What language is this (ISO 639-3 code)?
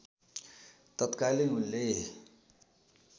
nep